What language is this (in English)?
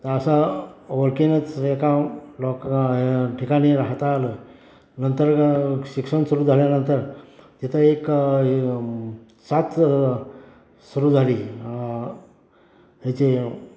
Marathi